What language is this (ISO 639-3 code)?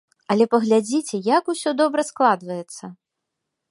bel